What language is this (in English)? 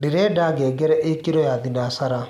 Kikuyu